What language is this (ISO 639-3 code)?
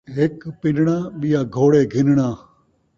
skr